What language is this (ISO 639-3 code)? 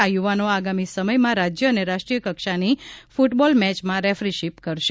guj